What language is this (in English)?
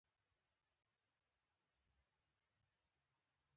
Pashto